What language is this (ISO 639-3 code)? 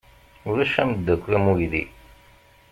kab